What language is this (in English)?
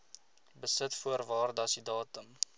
Afrikaans